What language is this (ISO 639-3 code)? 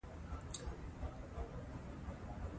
pus